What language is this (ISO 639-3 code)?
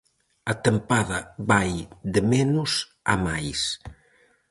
glg